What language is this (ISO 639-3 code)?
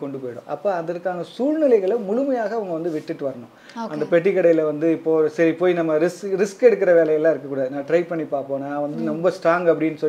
tam